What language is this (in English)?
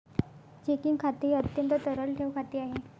Marathi